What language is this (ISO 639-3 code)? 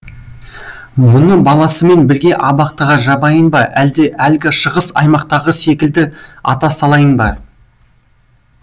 kaz